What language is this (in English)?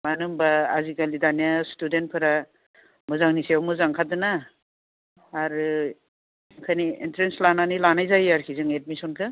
Bodo